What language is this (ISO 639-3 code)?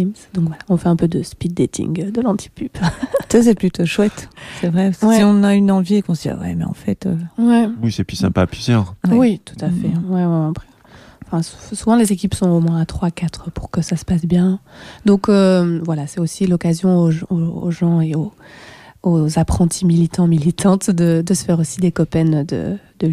fra